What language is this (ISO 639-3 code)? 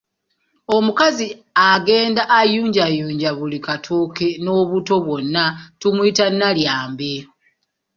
lug